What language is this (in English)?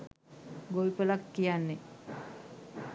Sinhala